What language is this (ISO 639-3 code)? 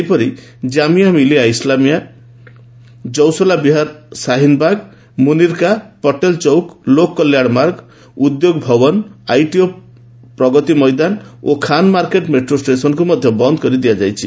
ori